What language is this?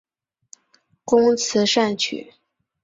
Chinese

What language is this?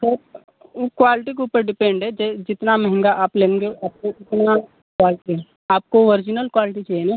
Hindi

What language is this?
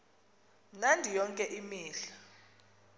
Xhosa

